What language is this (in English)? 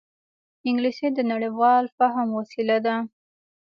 Pashto